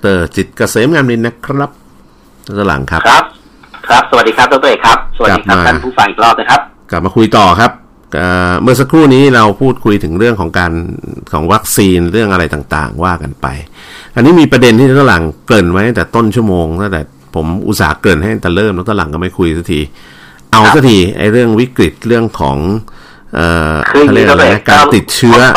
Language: Thai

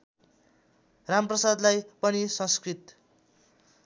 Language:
Nepali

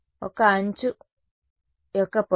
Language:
Telugu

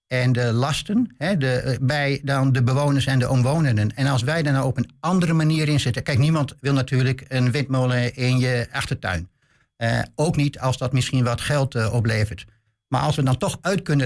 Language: Dutch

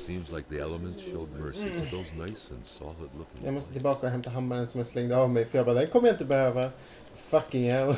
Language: Swedish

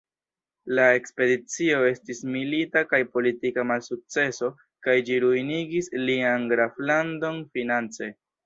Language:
Esperanto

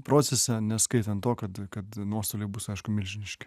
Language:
Lithuanian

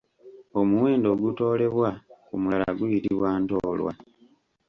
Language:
Ganda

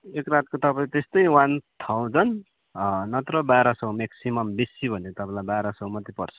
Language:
Nepali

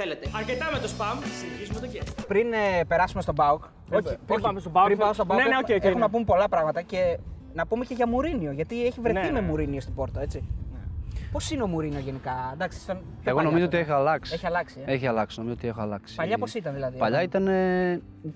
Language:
Greek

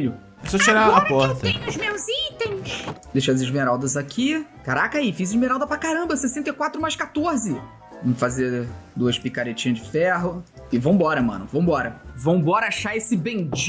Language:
Portuguese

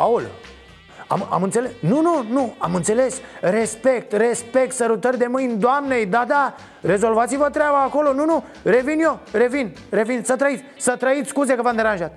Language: Romanian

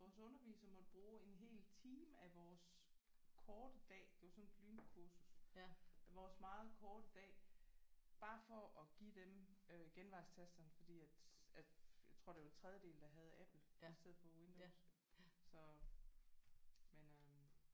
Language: Danish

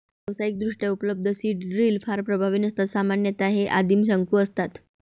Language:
Marathi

